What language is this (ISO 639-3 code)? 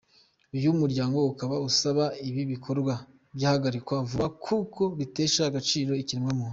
kin